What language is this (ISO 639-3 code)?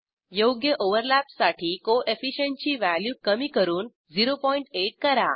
mar